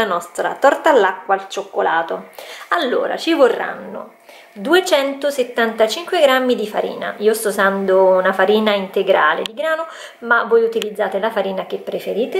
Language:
Italian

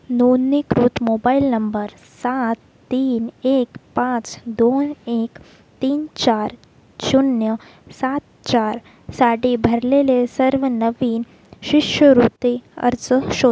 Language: Marathi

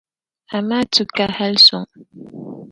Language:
Dagbani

